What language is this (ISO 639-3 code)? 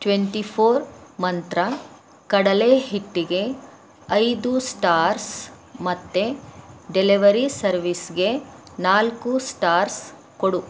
kan